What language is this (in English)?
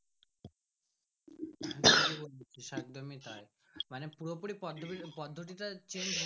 Bangla